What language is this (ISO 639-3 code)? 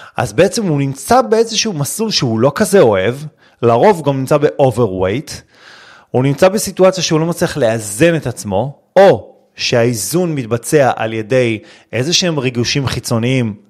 heb